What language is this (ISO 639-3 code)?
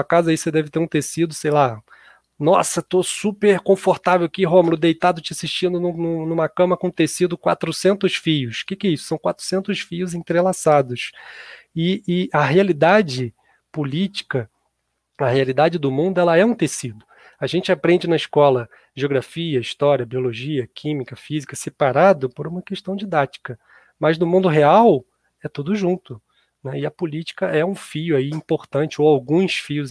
por